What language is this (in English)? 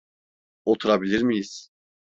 Turkish